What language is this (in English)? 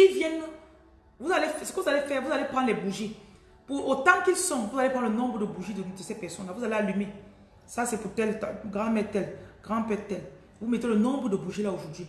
French